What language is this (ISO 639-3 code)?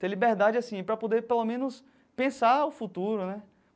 por